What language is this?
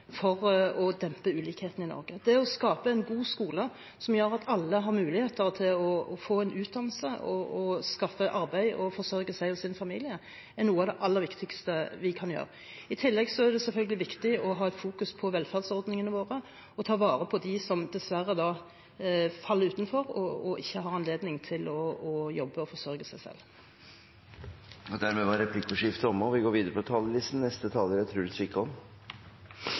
Norwegian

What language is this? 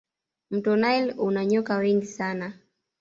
Swahili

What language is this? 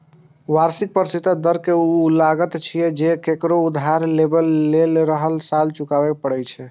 Maithili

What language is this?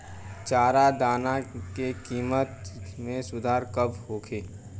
Bhojpuri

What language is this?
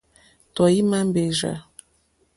Mokpwe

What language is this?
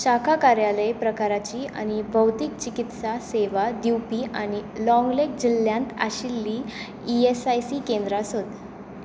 Konkani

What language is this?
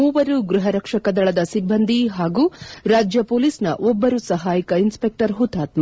Kannada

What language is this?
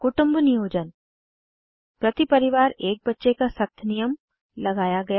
Hindi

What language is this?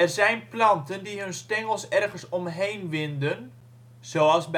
Dutch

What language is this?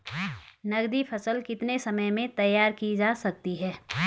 Hindi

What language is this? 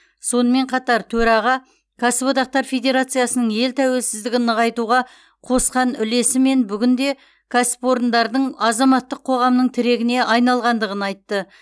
Kazakh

